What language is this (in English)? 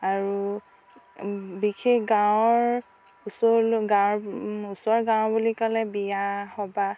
Assamese